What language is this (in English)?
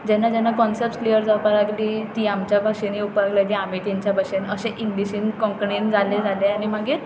Konkani